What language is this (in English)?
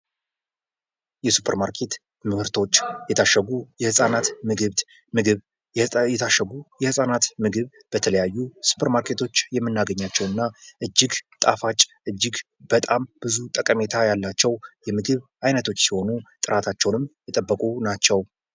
Amharic